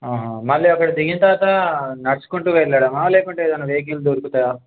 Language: Telugu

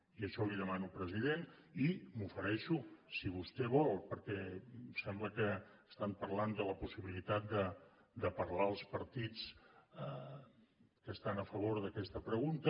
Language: Catalan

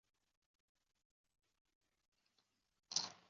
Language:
Chinese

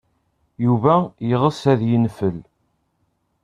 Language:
Kabyle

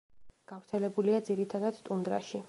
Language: Georgian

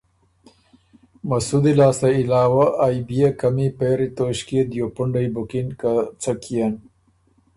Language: Ormuri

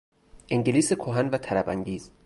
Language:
Persian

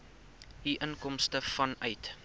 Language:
Afrikaans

